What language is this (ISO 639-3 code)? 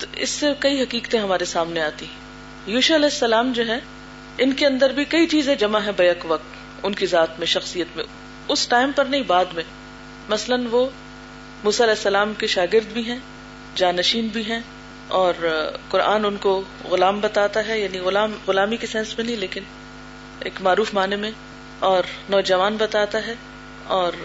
urd